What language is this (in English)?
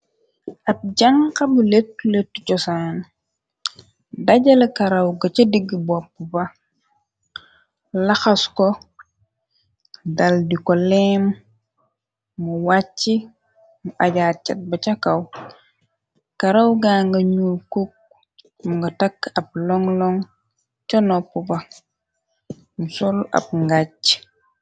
Wolof